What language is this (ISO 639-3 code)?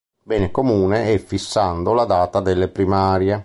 ita